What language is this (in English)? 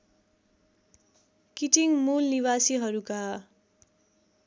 Nepali